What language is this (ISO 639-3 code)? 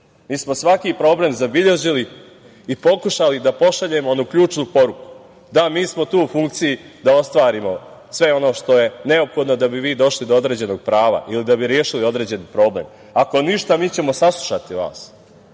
srp